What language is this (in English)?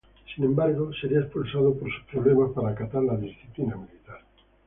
Spanish